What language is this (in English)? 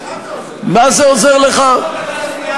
Hebrew